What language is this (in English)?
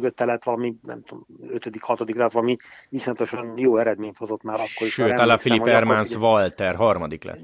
Hungarian